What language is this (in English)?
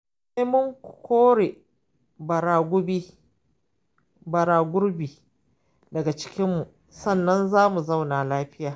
Hausa